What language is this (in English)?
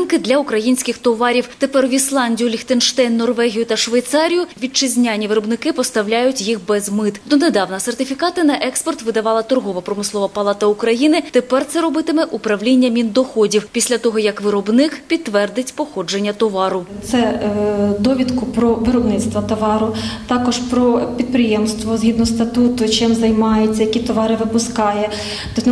Ukrainian